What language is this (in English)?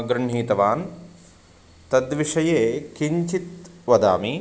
Sanskrit